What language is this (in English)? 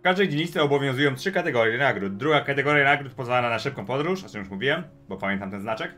Polish